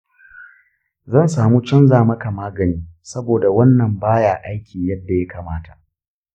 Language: Hausa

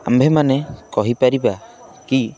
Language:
Odia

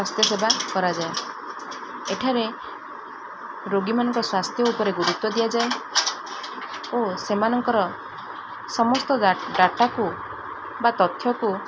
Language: Odia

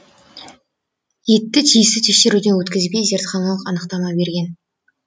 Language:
Kazakh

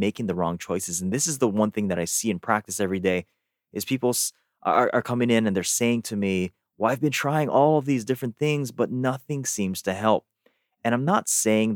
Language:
English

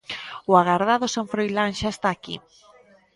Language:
Galician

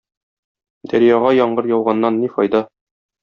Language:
Tatar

